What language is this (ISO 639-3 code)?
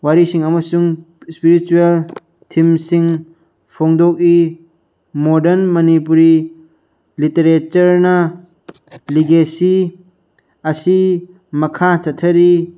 mni